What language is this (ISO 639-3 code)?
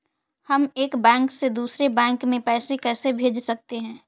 hin